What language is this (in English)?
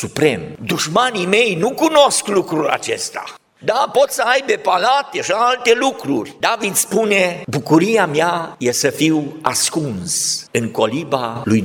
Romanian